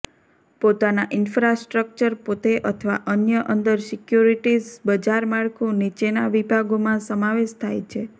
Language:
Gujarati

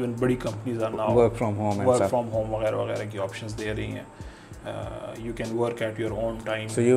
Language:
Urdu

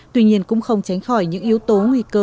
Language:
Vietnamese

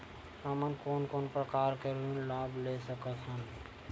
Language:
Chhattisgarhi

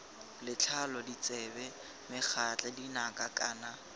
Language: Tswana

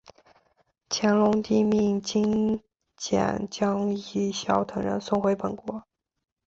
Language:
Chinese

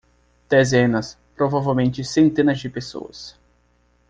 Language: Portuguese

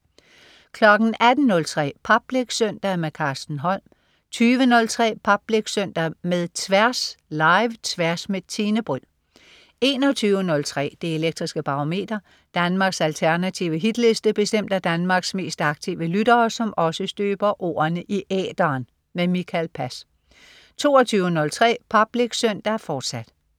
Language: Danish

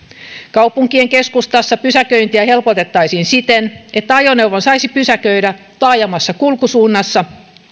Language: Finnish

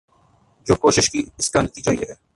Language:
Urdu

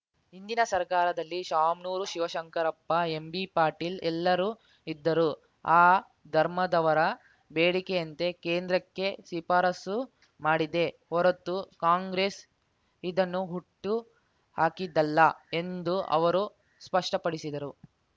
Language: Kannada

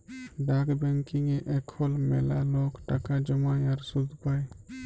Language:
Bangla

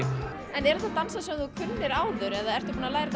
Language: Icelandic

